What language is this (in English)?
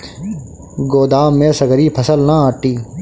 Bhojpuri